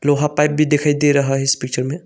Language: Hindi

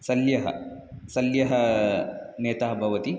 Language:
Sanskrit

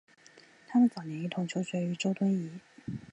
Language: Chinese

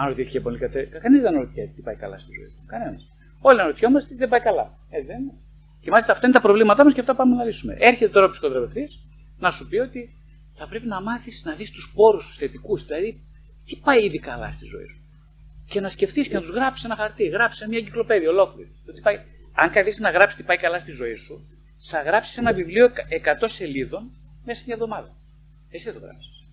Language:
Greek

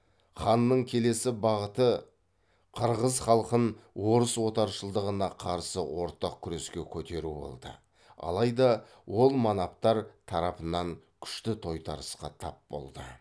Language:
Kazakh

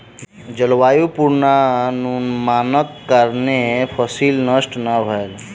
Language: Maithili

